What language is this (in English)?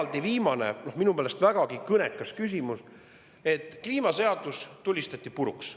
Estonian